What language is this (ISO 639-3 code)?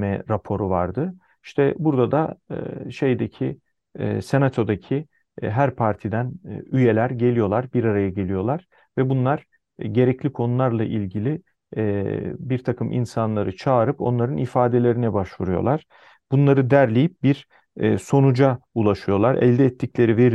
tur